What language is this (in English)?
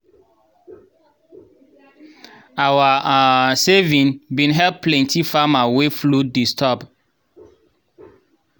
Nigerian Pidgin